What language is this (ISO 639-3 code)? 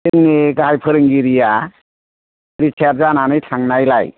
brx